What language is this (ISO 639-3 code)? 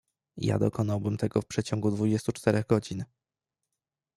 pol